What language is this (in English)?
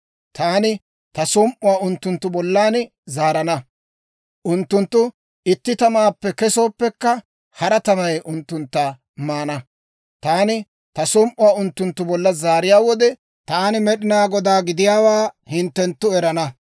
Dawro